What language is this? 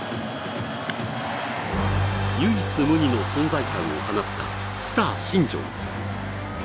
Japanese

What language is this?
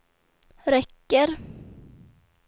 Swedish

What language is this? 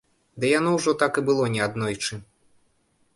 Belarusian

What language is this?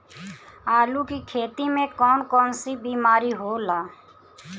Bhojpuri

